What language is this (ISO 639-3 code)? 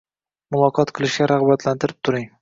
uzb